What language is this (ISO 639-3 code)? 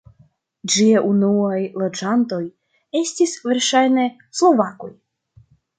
epo